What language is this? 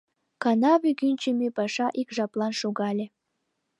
Mari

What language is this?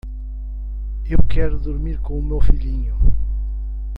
Portuguese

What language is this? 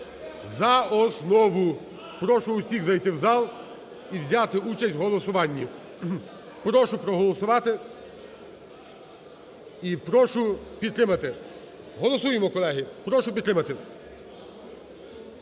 Ukrainian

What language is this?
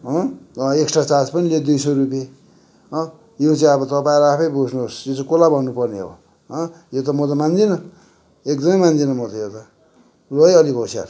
Nepali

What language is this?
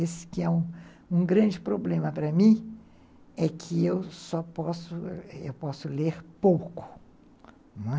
Portuguese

